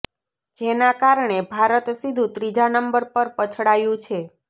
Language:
Gujarati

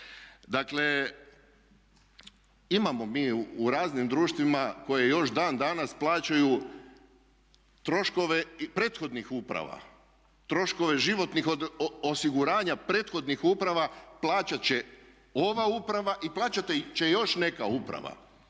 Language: Croatian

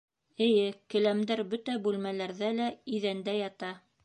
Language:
Bashkir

